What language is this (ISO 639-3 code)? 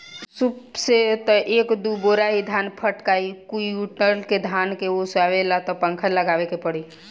bho